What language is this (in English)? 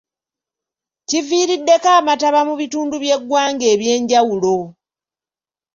Ganda